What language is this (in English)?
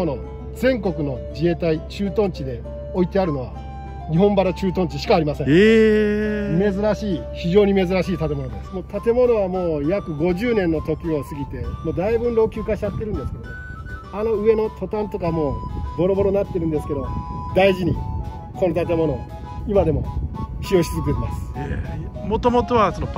Japanese